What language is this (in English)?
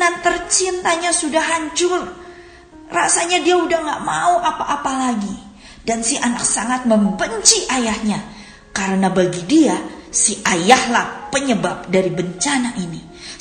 Indonesian